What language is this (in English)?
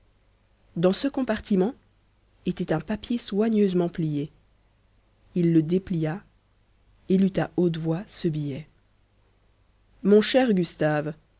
French